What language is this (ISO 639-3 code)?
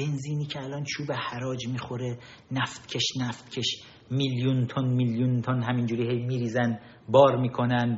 fas